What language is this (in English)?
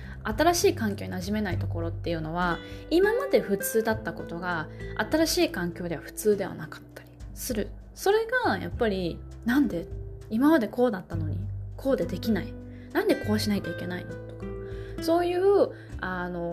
Japanese